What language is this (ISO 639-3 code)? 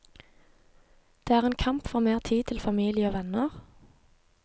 nor